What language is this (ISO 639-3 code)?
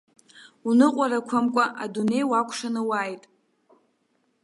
abk